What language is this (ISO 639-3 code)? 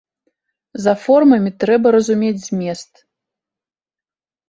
bel